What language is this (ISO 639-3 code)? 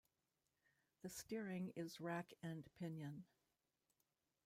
eng